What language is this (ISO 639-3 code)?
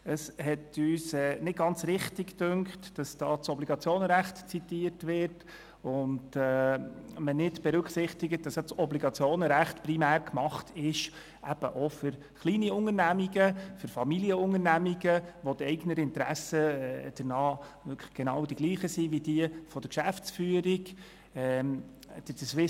gsw